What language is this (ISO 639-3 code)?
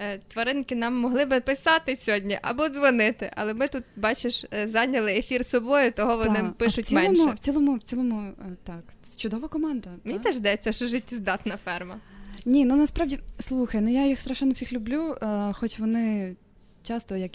ukr